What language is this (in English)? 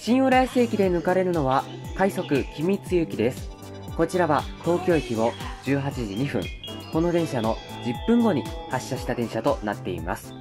Japanese